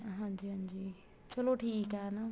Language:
Punjabi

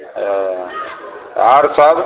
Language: Maithili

